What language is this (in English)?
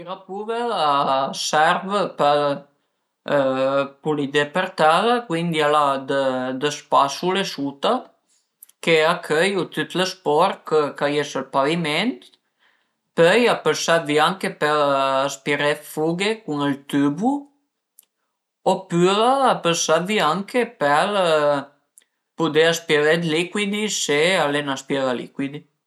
Piedmontese